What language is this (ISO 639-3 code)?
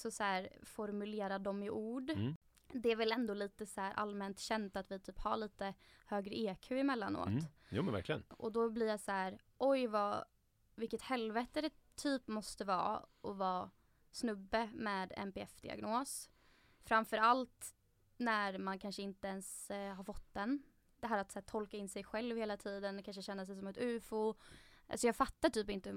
swe